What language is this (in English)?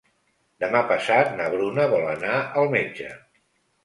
Catalan